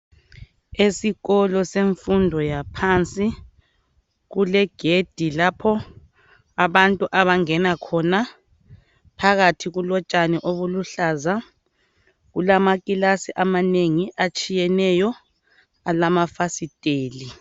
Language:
North Ndebele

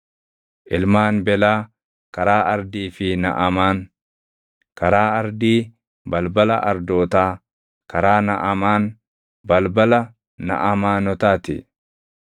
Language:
Oromo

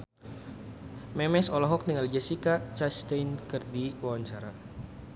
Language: Sundanese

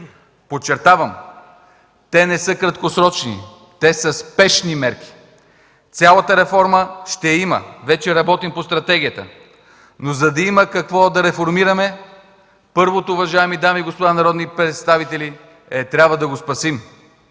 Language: Bulgarian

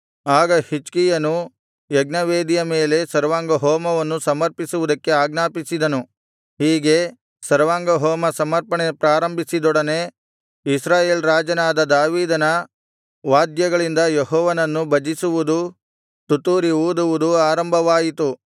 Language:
Kannada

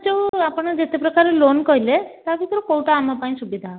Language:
Odia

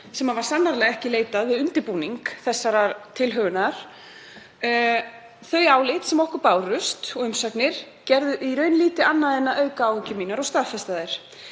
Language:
Icelandic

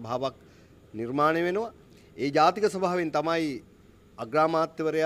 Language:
Indonesian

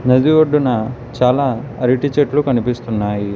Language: Telugu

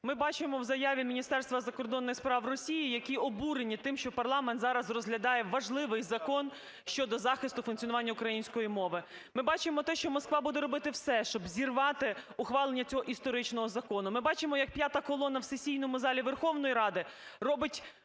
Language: Ukrainian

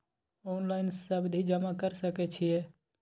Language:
Maithili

